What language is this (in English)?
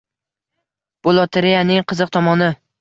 Uzbek